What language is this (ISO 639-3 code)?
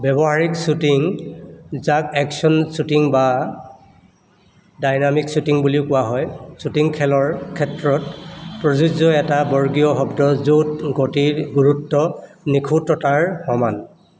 asm